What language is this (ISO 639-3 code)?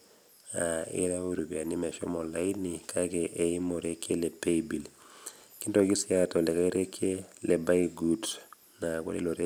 mas